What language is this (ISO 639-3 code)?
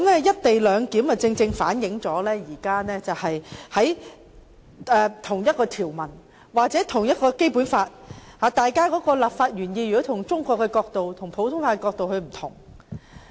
yue